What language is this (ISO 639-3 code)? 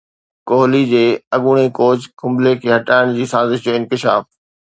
snd